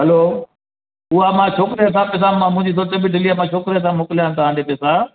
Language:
Sindhi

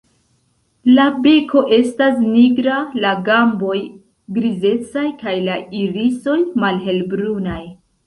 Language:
Esperanto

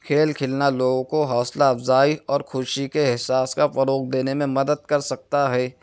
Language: Urdu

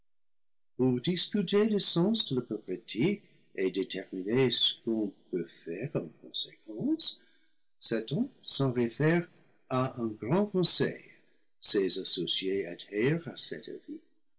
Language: French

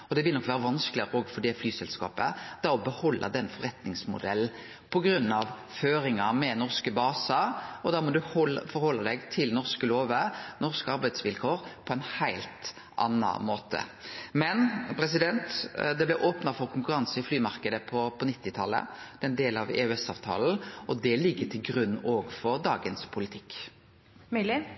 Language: Norwegian Nynorsk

